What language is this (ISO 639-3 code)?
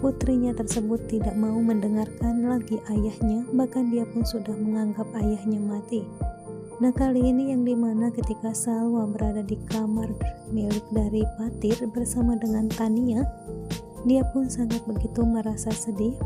ind